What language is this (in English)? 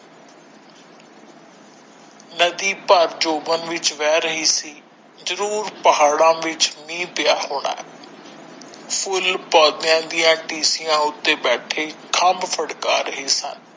Punjabi